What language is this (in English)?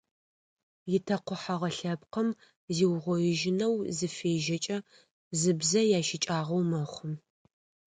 Adyghe